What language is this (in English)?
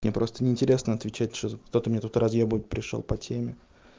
Russian